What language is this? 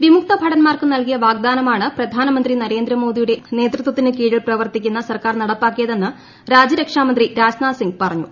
Malayalam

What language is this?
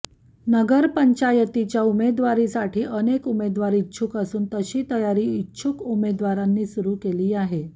Marathi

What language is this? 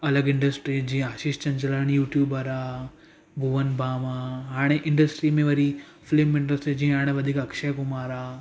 Sindhi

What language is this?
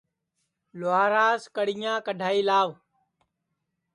Sansi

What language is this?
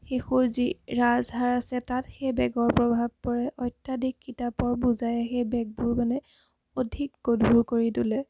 Assamese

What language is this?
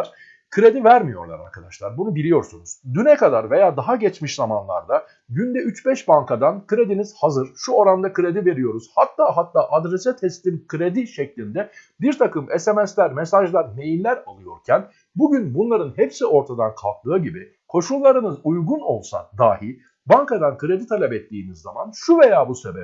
Turkish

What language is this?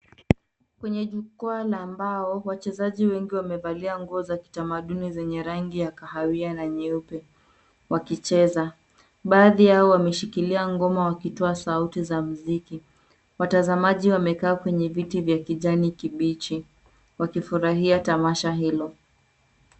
Swahili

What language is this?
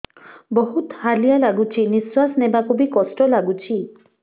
Odia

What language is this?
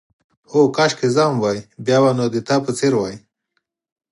Pashto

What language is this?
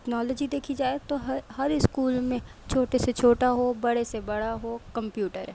Urdu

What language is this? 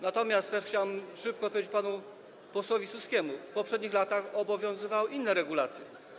Polish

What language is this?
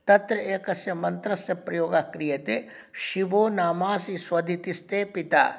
Sanskrit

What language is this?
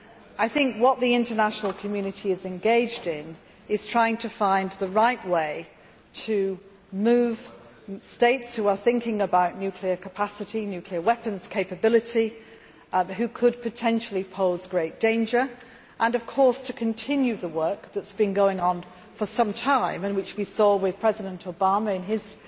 English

